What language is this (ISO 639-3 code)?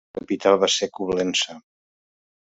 cat